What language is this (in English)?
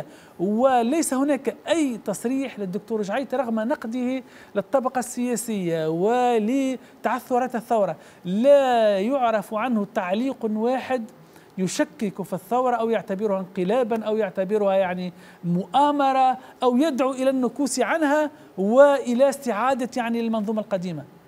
Arabic